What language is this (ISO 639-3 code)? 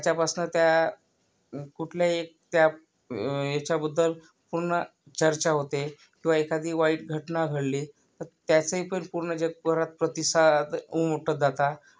mar